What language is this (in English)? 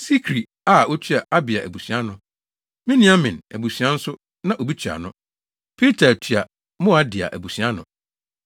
Akan